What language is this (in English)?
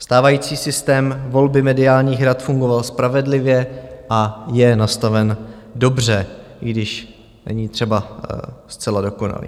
Czech